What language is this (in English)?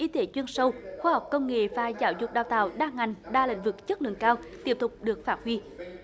Vietnamese